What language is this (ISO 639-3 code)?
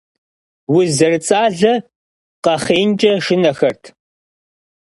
kbd